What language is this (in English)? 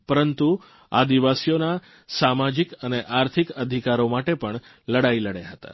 Gujarati